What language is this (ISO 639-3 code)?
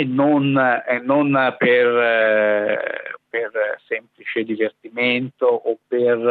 ita